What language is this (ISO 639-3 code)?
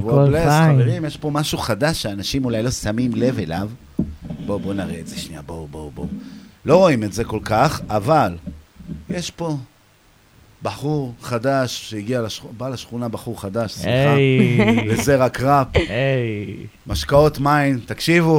heb